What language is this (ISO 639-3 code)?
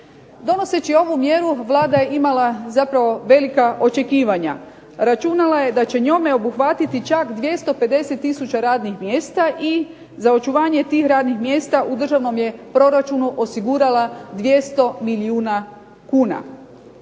hrv